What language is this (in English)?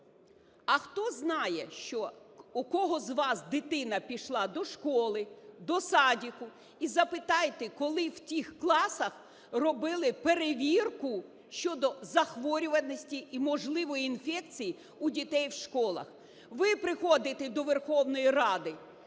Ukrainian